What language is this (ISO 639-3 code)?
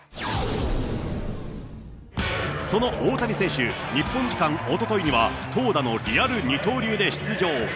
jpn